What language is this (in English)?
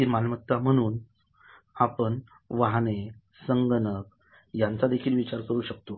Marathi